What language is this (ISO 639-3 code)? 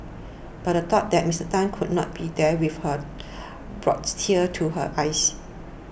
eng